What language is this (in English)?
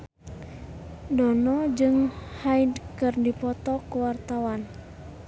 Sundanese